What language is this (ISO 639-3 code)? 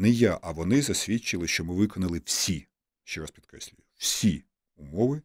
ukr